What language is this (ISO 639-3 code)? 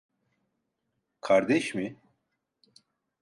tur